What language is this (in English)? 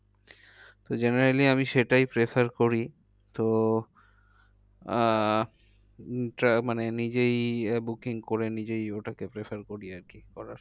Bangla